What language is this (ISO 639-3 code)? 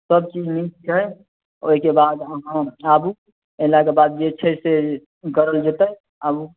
mai